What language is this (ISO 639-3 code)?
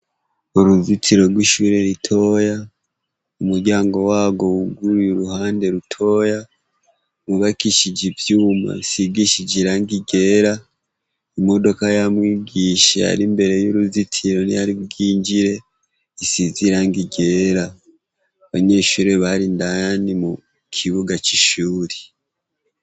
run